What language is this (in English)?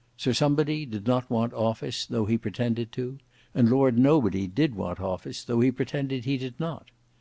English